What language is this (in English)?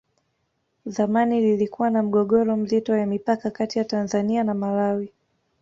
Swahili